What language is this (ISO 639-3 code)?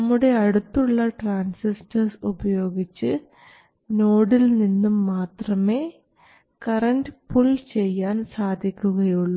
mal